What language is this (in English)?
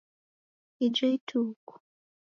Taita